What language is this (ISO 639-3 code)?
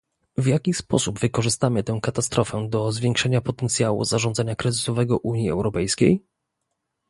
pol